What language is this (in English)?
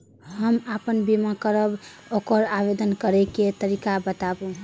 Maithili